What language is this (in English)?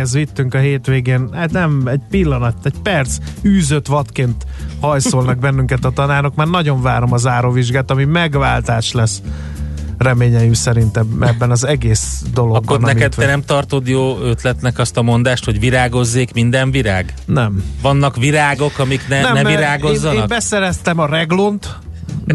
Hungarian